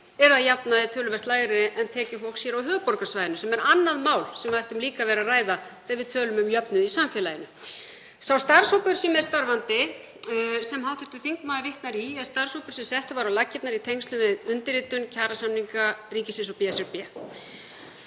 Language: Icelandic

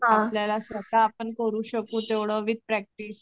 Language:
Marathi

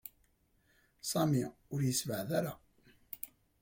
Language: Kabyle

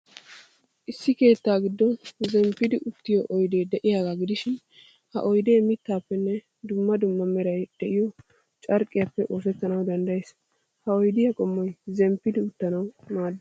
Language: Wolaytta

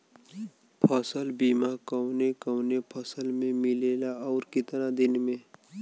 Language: Bhojpuri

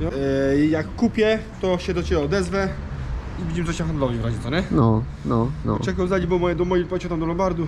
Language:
Polish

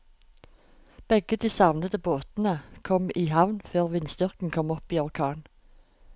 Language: Norwegian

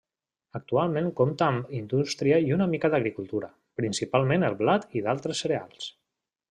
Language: Catalan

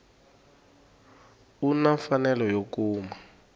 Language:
Tsonga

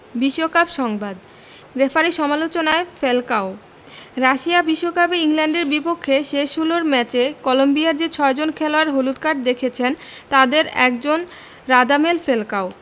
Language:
Bangla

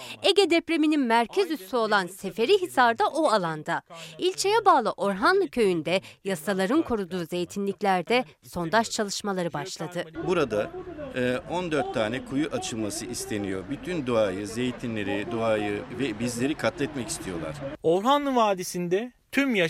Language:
Turkish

